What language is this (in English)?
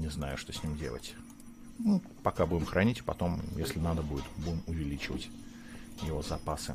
Russian